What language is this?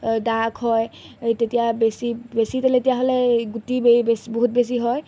Assamese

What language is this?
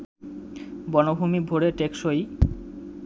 Bangla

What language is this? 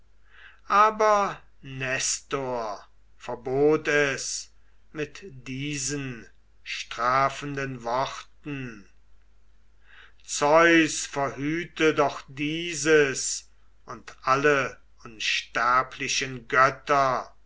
German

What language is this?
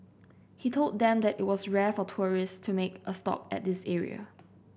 English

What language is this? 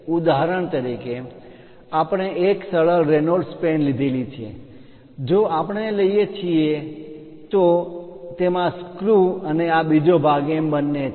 Gujarati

